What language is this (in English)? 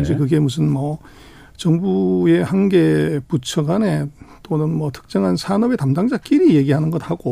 Korean